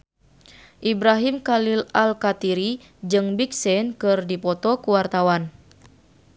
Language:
Sundanese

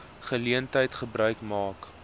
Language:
Afrikaans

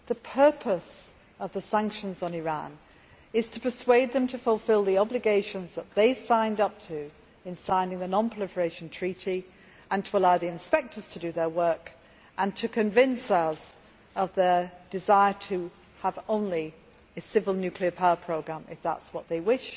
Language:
English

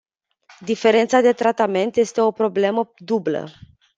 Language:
Romanian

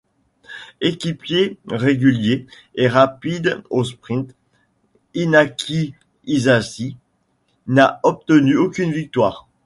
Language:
French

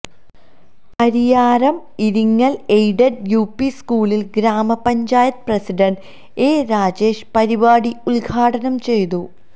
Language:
Malayalam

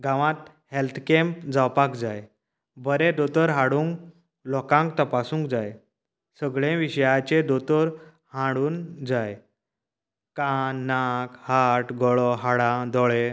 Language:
Konkani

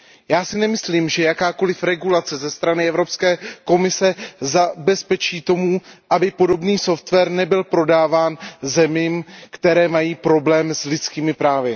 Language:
Czech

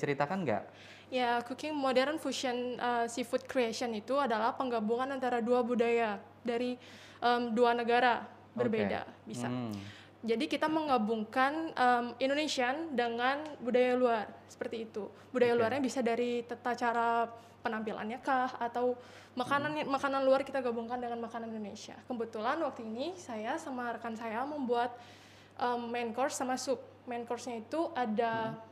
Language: Indonesian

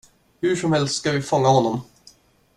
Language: Swedish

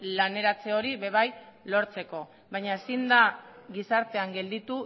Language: Basque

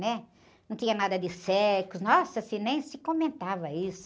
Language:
Portuguese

